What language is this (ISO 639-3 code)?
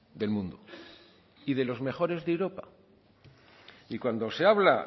spa